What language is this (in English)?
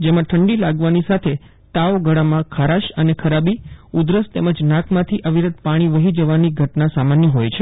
Gujarati